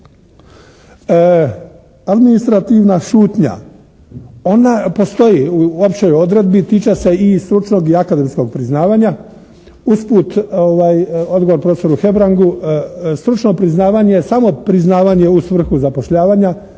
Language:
Croatian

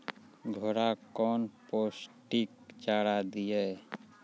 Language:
Maithili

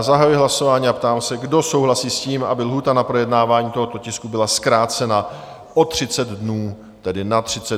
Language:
Czech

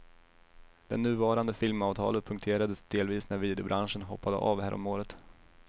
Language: Swedish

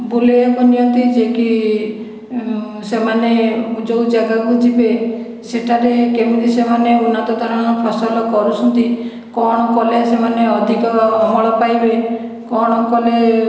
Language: Odia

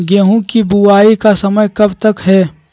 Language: Magahi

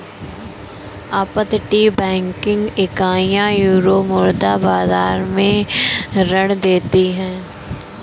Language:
Hindi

